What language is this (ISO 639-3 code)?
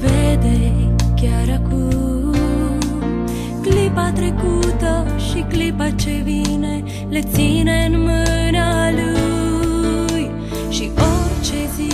ron